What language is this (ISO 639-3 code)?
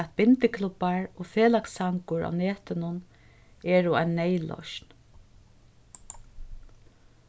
fao